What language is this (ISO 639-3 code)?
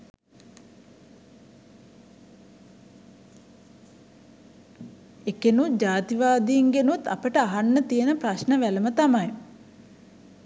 sin